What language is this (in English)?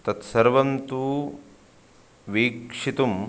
Sanskrit